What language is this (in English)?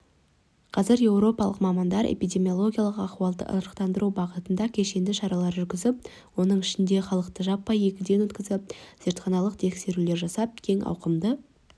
Kazakh